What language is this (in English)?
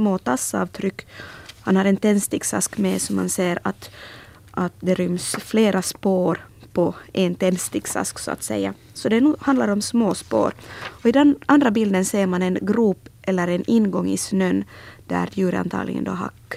Swedish